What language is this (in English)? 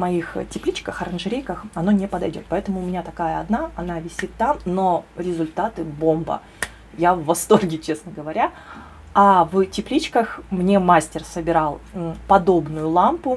Russian